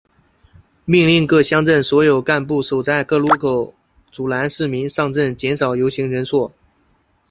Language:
Chinese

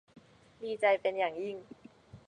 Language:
Thai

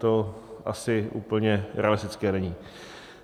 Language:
Czech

